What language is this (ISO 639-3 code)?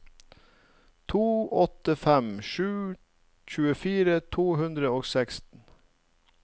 nor